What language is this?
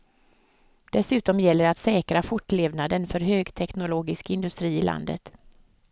Swedish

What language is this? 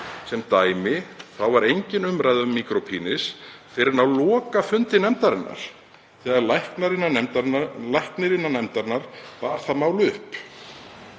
Icelandic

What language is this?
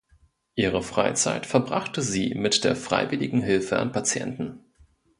German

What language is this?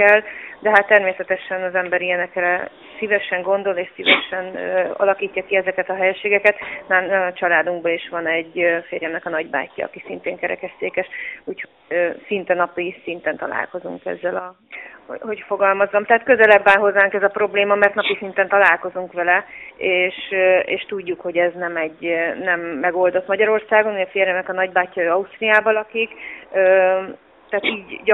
Hungarian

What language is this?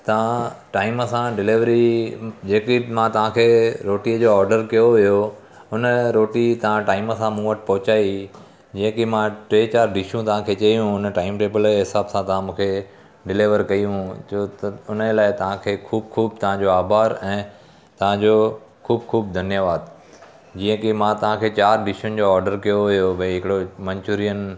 Sindhi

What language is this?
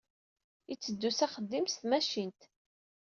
Kabyle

